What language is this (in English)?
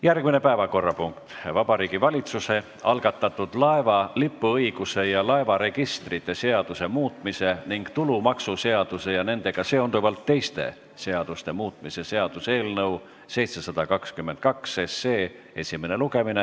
Estonian